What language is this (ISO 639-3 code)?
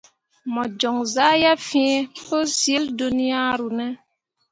mua